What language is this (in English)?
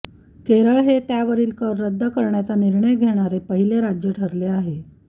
Marathi